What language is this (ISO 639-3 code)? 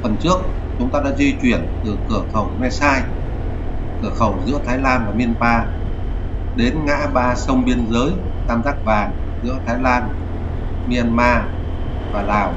vie